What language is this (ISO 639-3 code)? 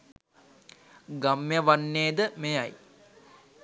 sin